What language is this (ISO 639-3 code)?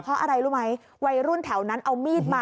tha